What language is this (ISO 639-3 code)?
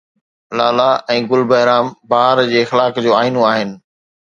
snd